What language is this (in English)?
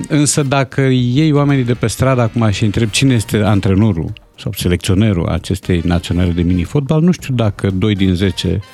Romanian